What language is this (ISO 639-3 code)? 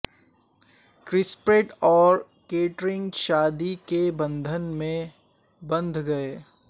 urd